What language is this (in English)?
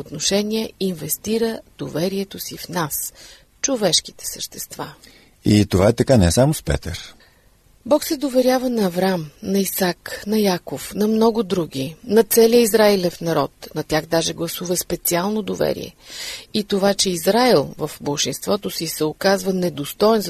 Bulgarian